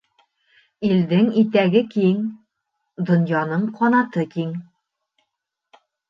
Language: Bashkir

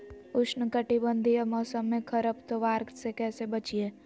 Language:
Magahi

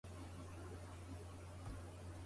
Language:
Japanese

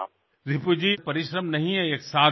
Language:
Bangla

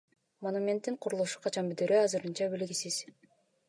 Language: Kyrgyz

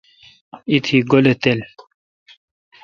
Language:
Kalkoti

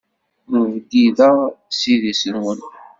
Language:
Kabyle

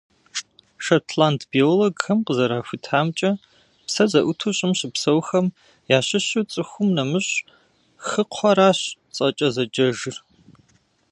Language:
Kabardian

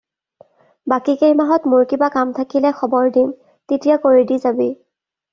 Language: Assamese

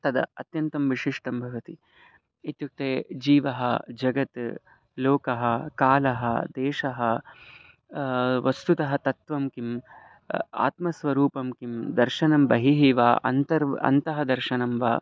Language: Sanskrit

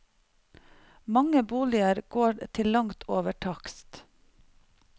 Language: Norwegian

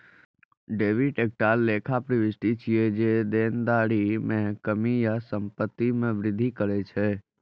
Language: Maithili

